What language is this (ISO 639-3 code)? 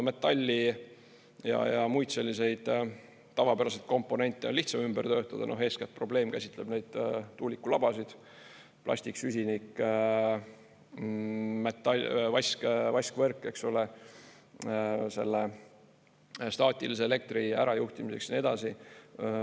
est